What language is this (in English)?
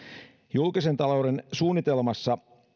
Finnish